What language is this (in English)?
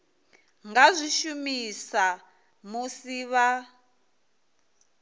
Venda